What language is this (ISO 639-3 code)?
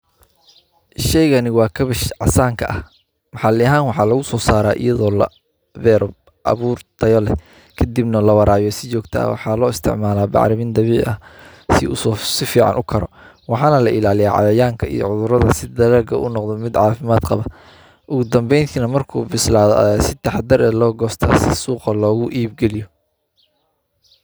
som